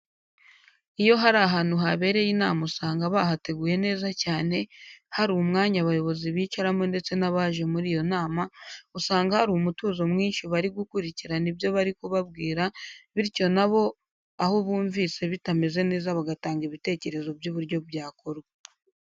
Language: Kinyarwanda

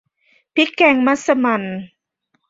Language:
Thai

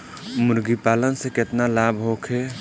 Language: Bhojpuri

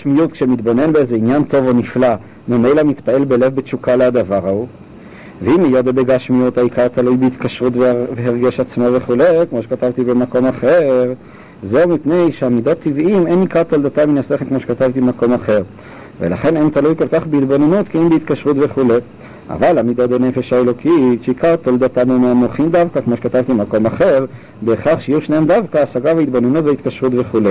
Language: Hebrew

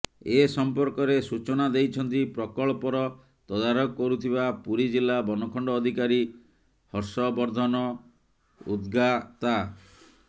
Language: Odia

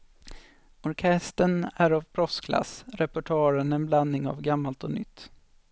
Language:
Swedish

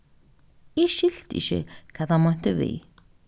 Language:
Faroese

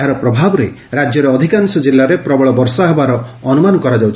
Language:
Odia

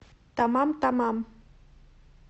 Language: Russian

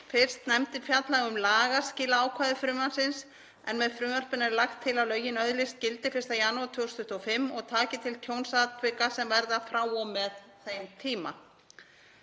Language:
Icelandic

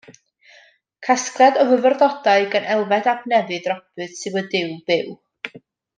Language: Welsh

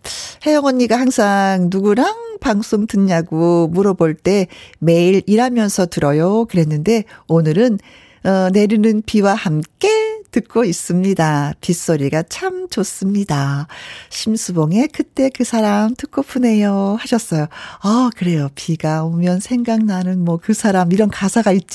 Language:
Korean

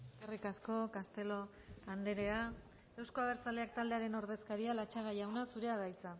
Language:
Basque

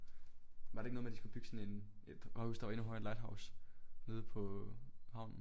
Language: Danish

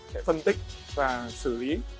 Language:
Vietnamese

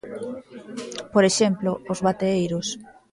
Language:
Galician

